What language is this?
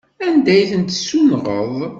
Kabyle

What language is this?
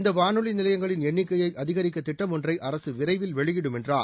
Tamil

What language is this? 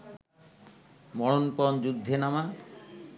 Bangla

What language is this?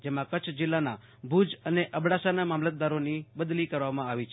Gujarati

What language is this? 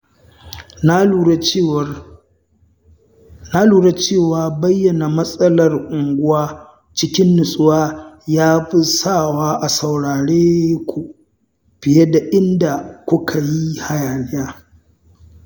Hausa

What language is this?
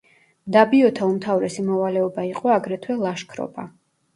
Georgian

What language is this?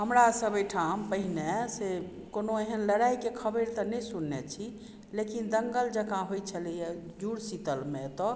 Maithili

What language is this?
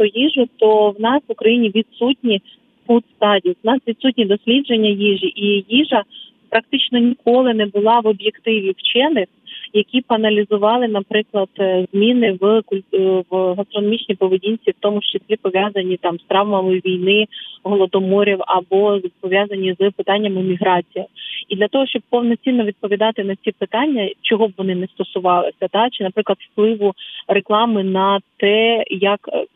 Ukrainian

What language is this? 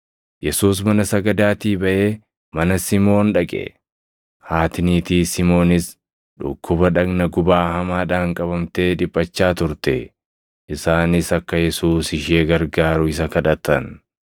Oromo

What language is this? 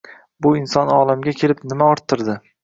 Uzbek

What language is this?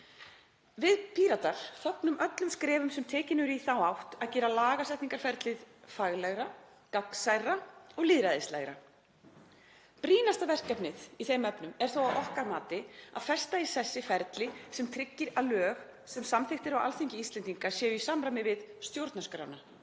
Icelandic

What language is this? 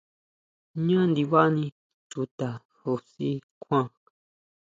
Huautla Mazatec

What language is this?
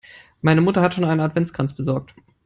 English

